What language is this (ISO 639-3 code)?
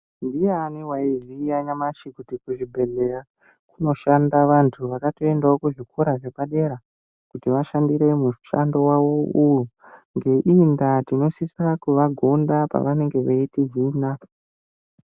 ndc